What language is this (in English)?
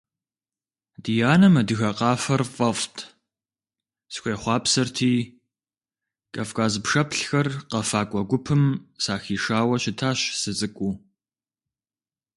Kabardian